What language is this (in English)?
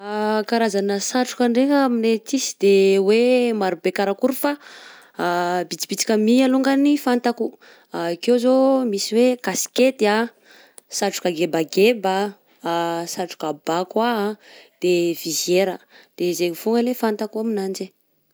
Southern Betsimisaraka Malagasy